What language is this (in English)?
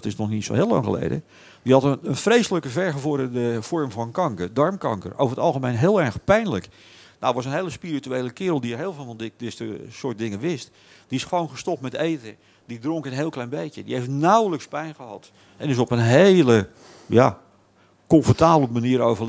Dutch